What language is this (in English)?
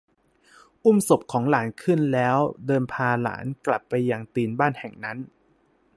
Thai